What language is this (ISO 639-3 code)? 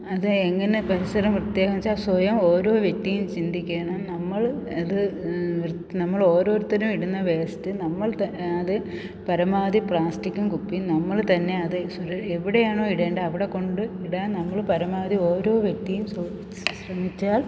mal